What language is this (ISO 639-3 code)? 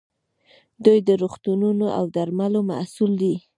pus